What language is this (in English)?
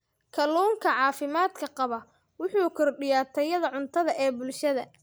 Somali